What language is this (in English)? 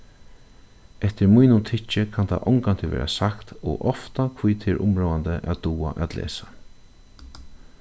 Faroese